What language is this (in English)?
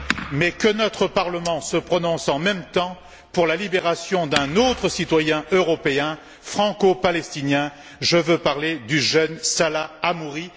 French